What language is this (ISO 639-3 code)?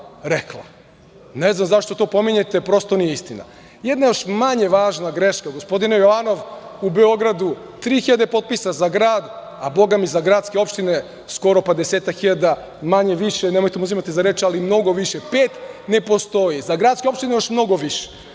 srp